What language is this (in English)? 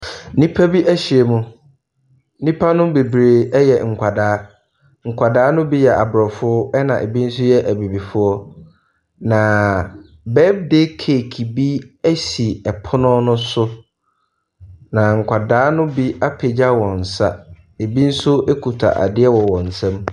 Akan